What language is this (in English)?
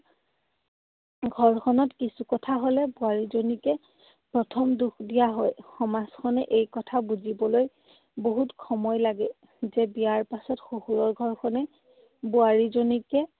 Assamese